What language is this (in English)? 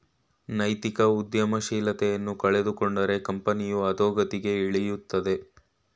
Kannada